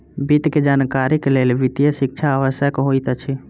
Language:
Maithili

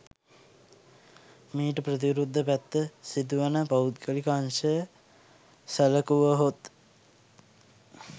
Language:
Sinhala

